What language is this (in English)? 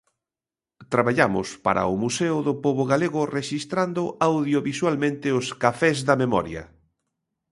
Galician